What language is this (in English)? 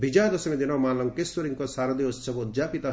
Odia